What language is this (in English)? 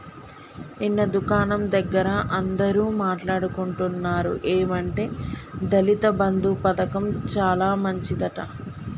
Telugu